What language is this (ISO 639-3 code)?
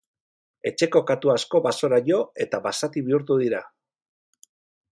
eus